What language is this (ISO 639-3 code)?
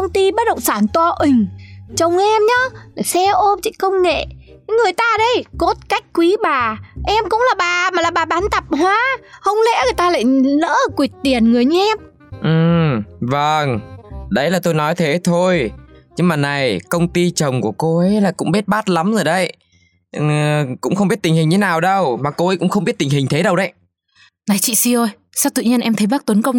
vie